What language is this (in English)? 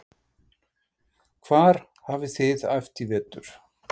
Icelandic